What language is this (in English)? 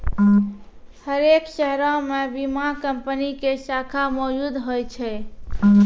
Maithili